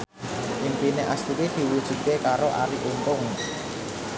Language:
Javanese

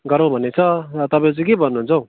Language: Nepali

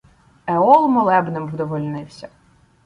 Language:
Ukrainian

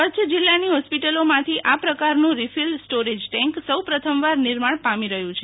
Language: Gujarati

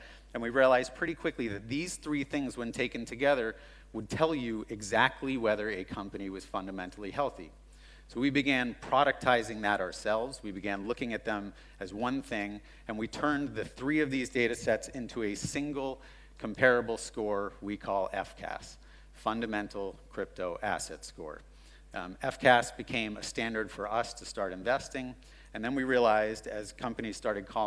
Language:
English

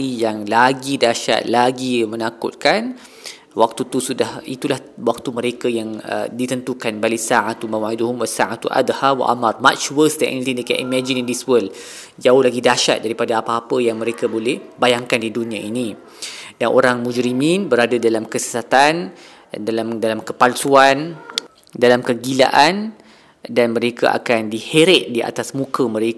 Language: Malay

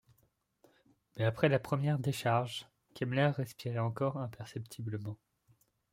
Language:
French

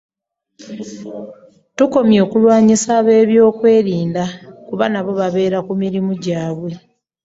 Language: Ganda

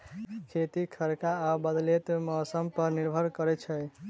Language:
Maithili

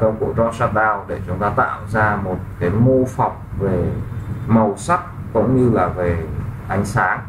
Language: Vietnamese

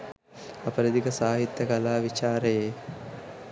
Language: Sinhala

